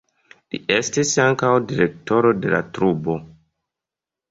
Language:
Esperanto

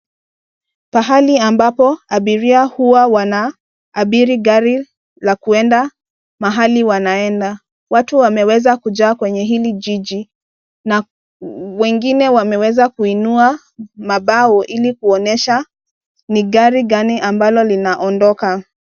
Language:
Swahili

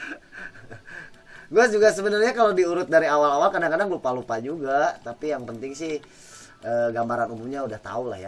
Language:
Indonesian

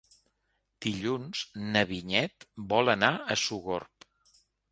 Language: Catalan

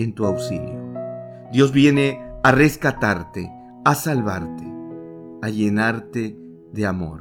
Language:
Spanish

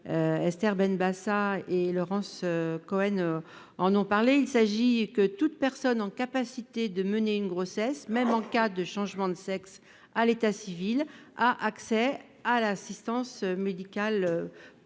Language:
French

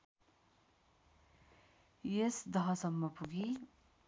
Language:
Nepali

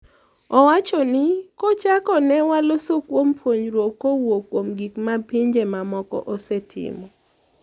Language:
Luo (Kenya and Tanzania)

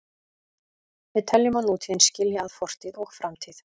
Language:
Icelandic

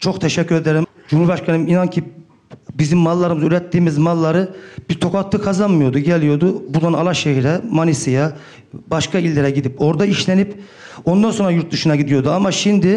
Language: Turkish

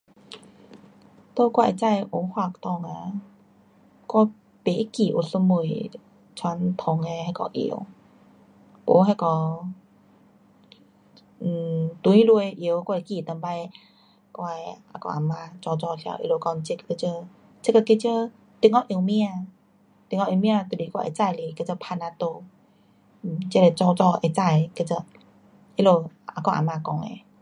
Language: Pu-Xian Chinese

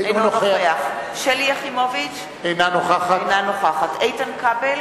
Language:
Hebrew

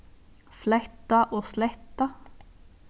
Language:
Faroese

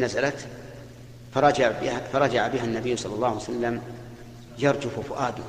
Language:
Arabic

